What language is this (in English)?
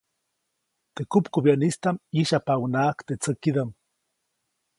Copainalá Zoque